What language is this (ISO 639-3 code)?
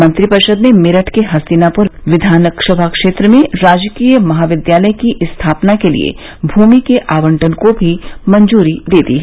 hin